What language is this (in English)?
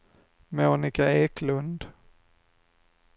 Swedish